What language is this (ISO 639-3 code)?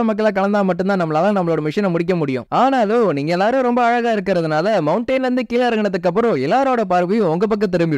tam